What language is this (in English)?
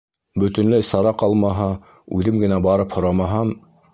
Bashkir